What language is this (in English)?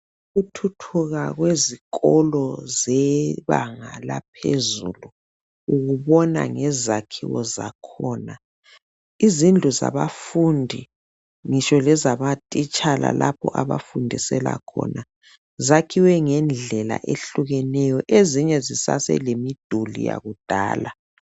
North Ndebele